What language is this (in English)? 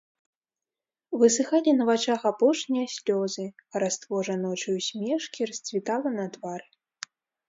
Belarusian